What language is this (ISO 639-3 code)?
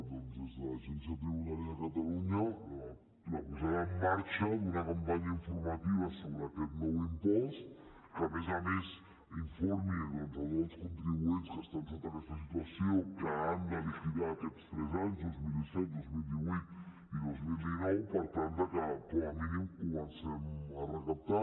cat